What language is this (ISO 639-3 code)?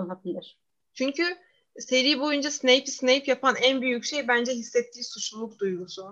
tur